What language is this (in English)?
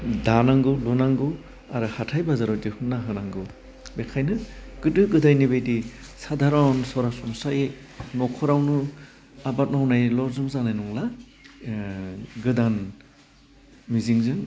Bodo